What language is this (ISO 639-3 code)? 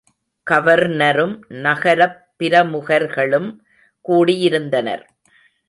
tam